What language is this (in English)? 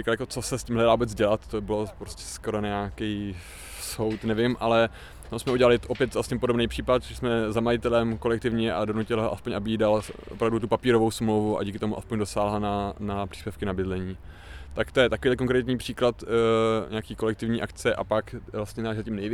Czech